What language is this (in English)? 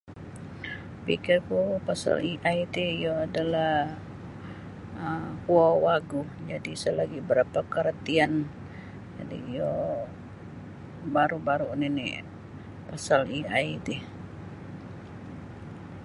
Sabah Bisaya